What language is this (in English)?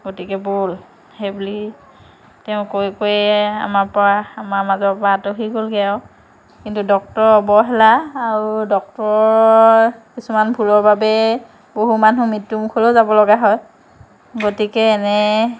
Assamese